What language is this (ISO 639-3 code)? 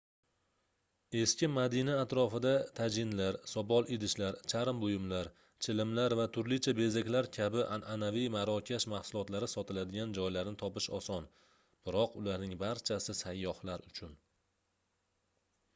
uzb